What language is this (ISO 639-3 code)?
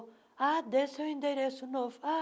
por